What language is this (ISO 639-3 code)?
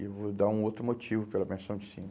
por